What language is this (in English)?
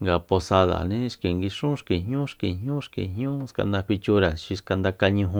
Soyaltepec Mazatec